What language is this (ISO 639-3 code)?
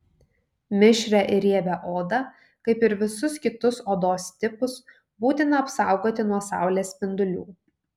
lit